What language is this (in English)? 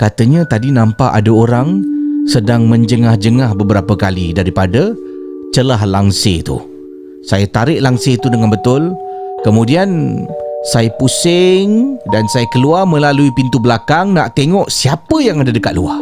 Malay